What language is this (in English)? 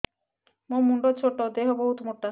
Odia